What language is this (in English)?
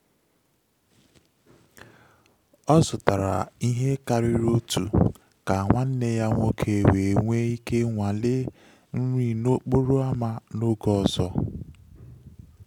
Igbo